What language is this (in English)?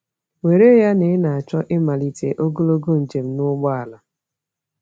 Igbo